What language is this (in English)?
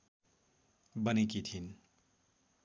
Nepali